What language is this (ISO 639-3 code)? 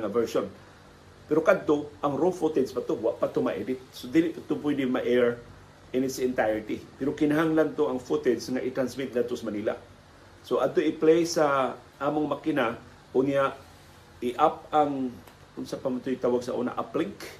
fil